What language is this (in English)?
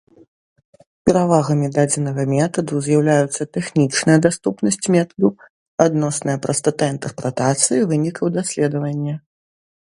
Belarusian